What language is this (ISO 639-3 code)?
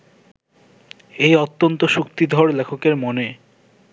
ben